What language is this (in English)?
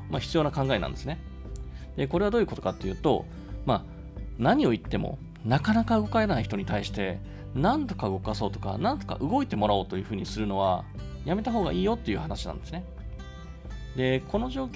Japanese